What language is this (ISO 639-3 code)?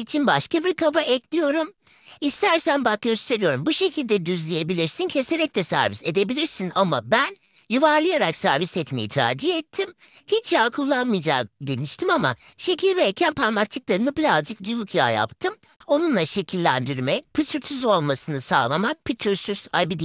tur